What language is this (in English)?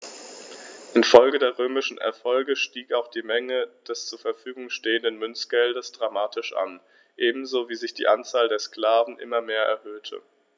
German